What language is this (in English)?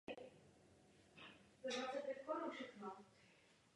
Czech